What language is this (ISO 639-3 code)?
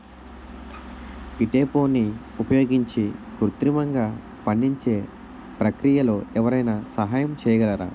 tel